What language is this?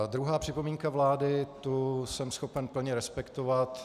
Czech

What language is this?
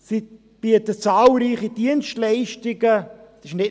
Swiss German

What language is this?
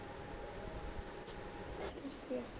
Punjabi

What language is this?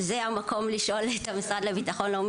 Hebrew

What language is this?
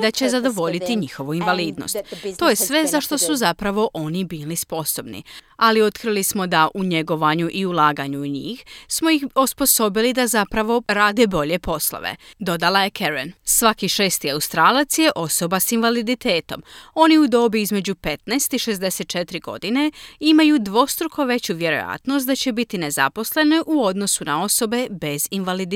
Croatian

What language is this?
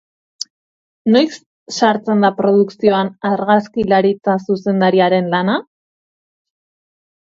Basque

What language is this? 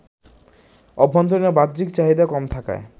Bangla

